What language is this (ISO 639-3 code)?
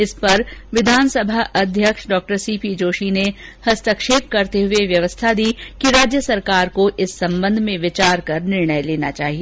hin